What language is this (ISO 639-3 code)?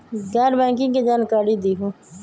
mag